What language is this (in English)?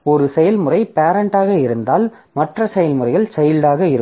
Tamil